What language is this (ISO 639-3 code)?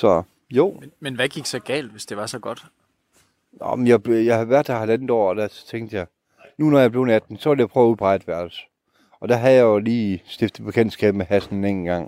dan